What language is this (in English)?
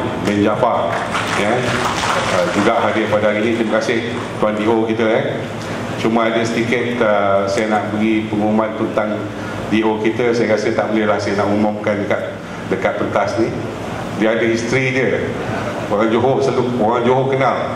Malay